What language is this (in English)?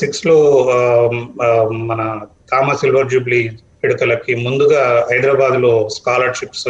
Hindi